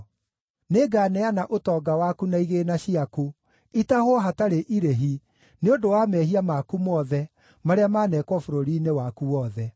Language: Kikuyu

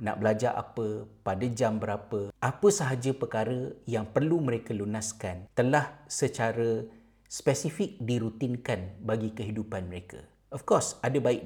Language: Malay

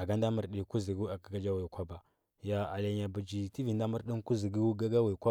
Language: Huba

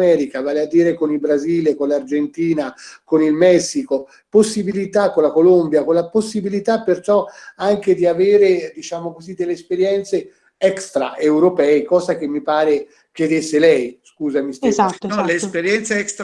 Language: Italian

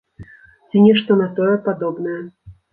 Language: Belarusian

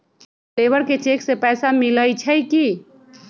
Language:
Magahi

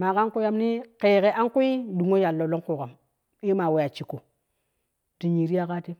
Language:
Kushi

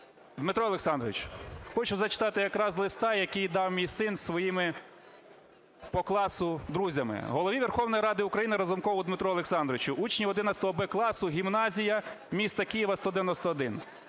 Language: Ukrainian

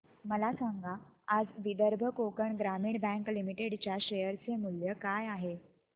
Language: Marathi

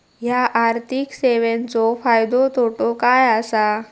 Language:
Marathi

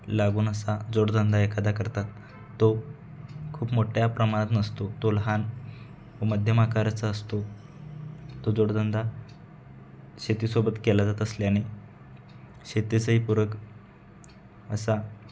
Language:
Marathi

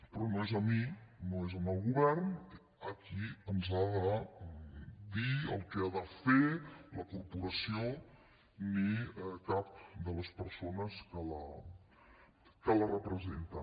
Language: Catalan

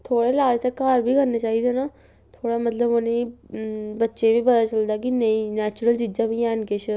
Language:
Dogri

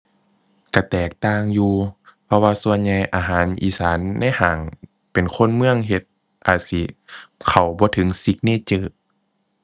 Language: Thai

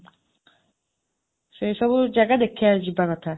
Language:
Odia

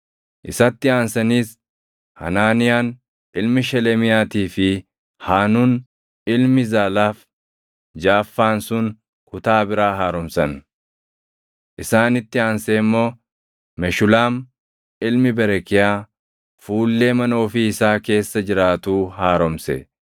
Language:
Oromo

